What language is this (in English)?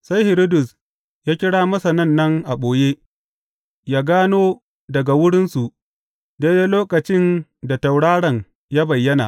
Hausa